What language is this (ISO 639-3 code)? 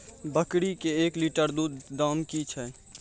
mai